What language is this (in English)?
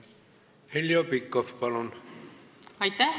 Estonian